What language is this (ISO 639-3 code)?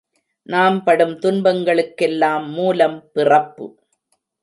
tam